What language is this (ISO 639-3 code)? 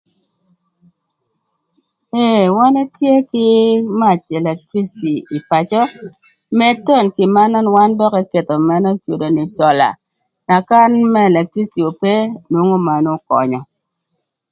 lth